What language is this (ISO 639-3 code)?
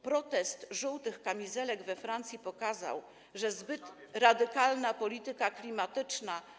pol